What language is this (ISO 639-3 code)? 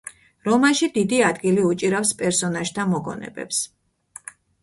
kat